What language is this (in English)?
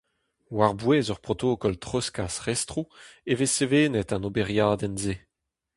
Breton